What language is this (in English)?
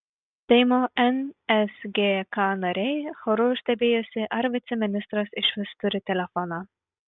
Lithuanian